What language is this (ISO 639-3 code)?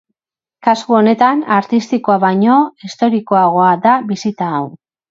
eus